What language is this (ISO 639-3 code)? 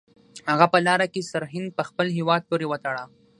pus